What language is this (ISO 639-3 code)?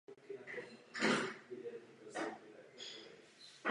ces